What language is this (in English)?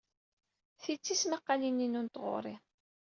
Kabyle